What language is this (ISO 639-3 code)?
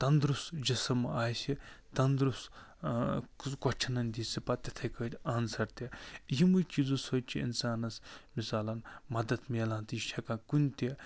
kas